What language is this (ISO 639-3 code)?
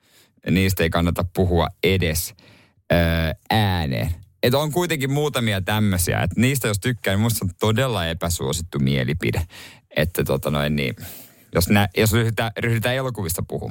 fin